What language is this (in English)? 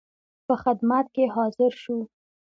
Pashto